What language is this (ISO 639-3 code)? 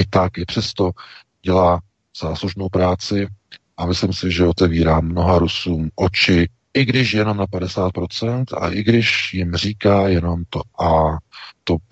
ces